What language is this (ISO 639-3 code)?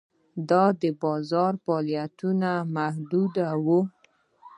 pus